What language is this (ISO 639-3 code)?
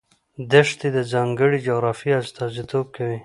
pus